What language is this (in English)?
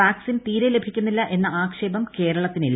Malayalam